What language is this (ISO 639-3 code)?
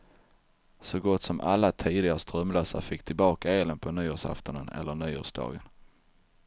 swe